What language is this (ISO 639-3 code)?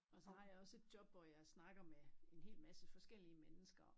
dan